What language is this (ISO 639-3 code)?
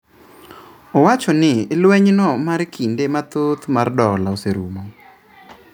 luo